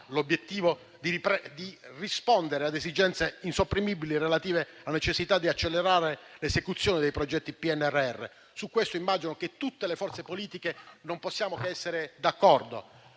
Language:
Italian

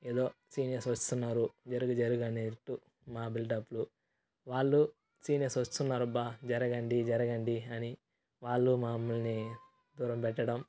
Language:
Telugu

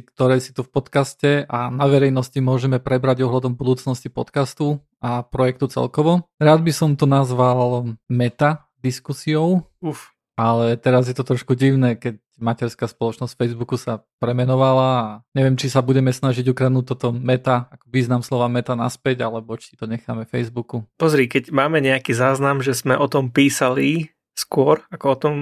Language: Slovak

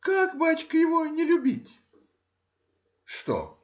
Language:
Russian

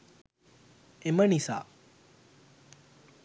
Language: Sinhala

